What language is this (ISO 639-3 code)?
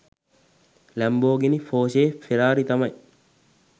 sin